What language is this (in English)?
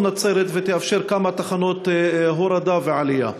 Hebrew